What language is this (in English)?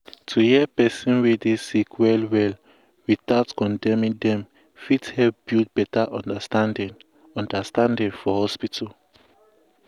Nigerian Pidgin